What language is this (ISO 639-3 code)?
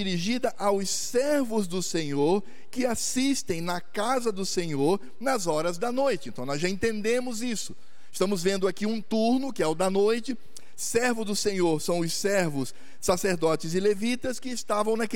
por